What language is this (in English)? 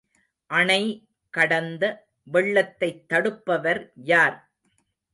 Tamil